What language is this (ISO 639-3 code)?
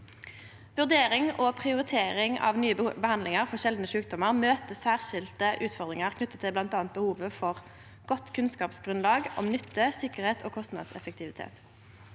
nor